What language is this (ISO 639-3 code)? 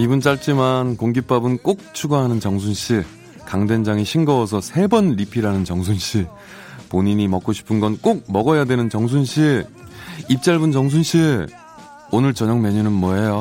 kor